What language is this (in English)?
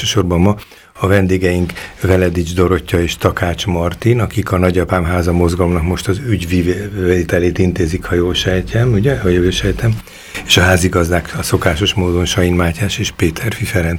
Hungarian